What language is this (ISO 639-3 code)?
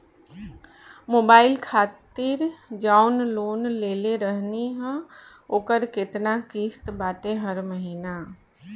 bho